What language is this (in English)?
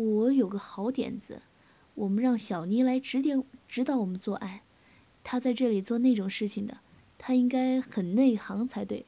Chinese